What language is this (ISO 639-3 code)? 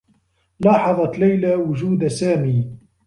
ara